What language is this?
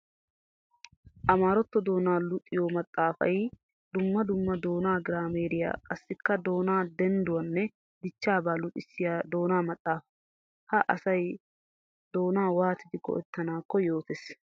Wolaytta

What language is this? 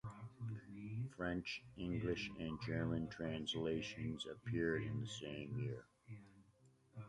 English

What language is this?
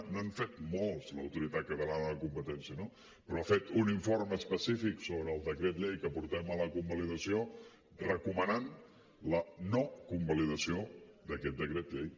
Catalan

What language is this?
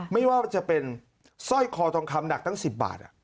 Thai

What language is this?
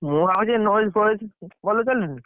Odia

